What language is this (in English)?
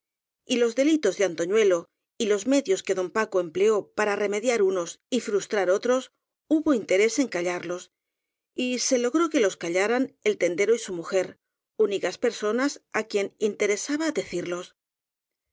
Spanish